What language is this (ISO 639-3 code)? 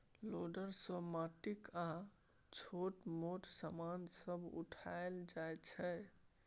mai